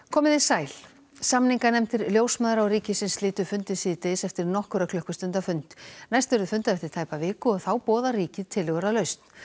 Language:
Icelandic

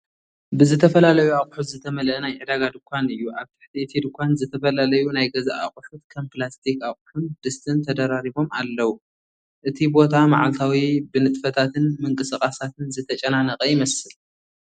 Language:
Tigrinya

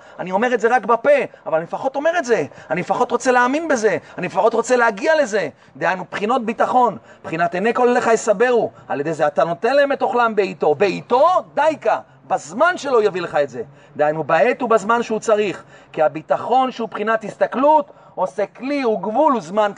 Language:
Hebrew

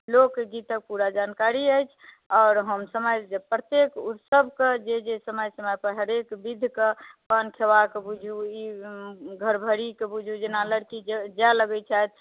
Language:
Maithili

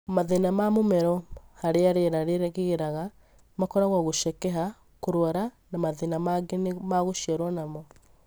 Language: Kikuyu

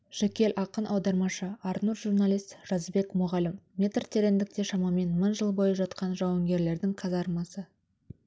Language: Kazakh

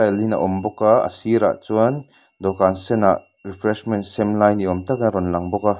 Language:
Mizo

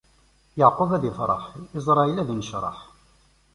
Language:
Kabyle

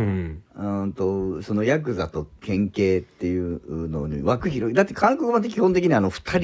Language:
Japanese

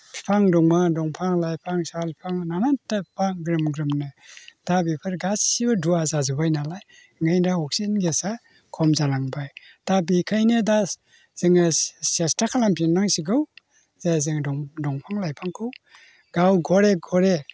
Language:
Bodo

